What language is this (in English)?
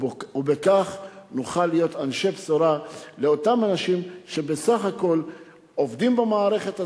Hebrew